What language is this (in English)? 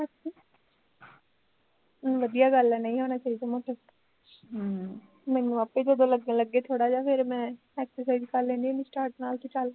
Punjabi